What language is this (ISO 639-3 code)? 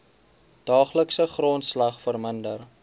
afr